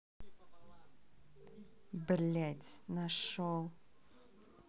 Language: Russian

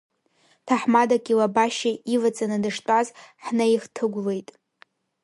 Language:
Abkhazian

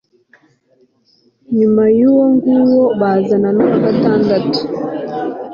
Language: Kinyarwanda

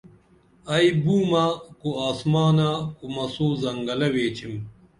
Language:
Dameli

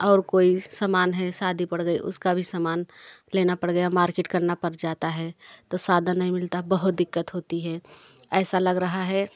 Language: Hindi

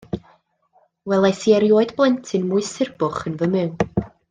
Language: Welsh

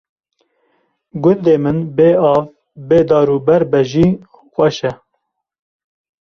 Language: Kurdish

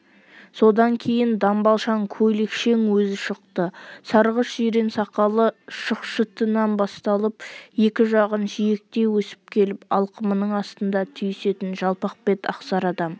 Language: Kazakh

